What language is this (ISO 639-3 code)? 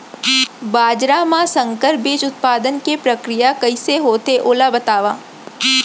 hne